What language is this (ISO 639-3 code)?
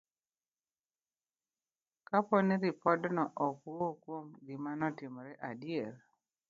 luo